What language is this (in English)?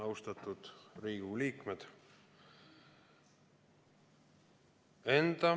Estonian